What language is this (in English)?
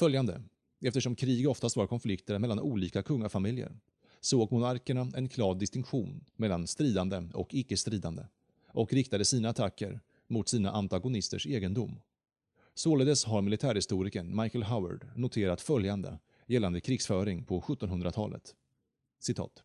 Swedish